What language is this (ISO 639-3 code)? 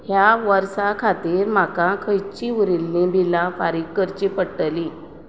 kok